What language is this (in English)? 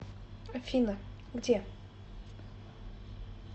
Russian